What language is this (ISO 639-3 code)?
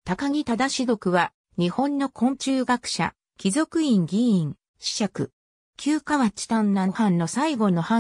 jpn